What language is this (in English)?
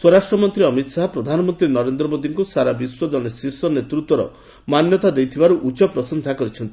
Odia